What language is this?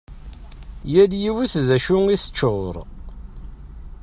Kabyle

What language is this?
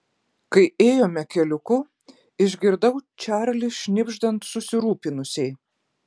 Lithuanian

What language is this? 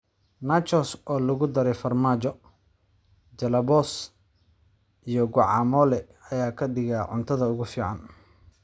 Somali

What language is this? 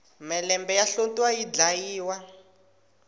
Tsonga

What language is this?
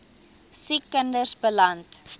Afrikaans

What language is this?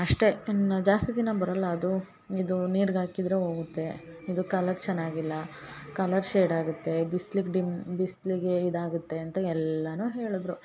Kannada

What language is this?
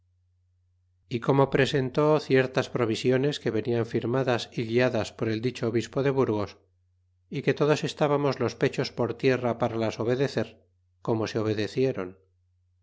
Spanish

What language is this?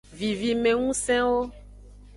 Aja (Benin)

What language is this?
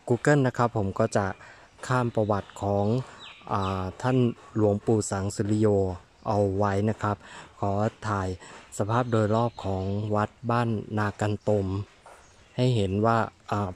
Thai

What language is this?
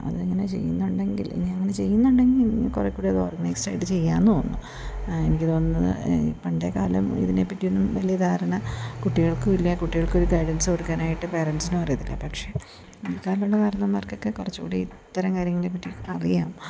Malayalam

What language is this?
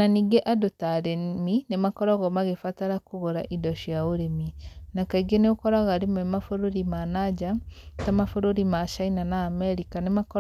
Kikuyu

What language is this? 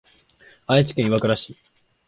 Japanese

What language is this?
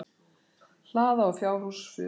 Icelandic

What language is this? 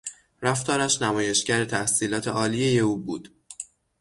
Persian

